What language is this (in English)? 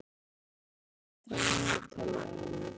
Icelandic